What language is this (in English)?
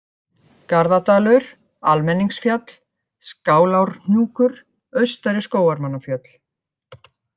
Icelandic